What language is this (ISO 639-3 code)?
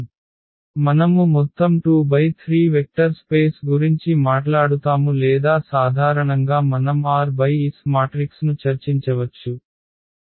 tel